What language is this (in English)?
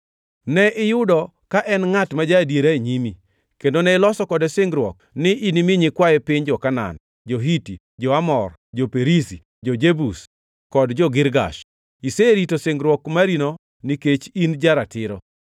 Luo (Kenya and Tanzania)